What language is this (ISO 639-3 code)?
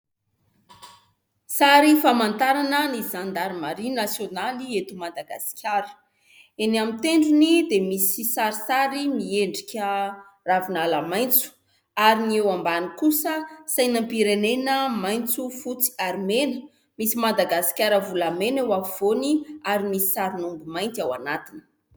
mlg